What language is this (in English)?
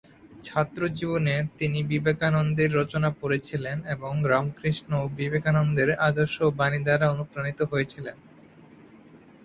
Bangla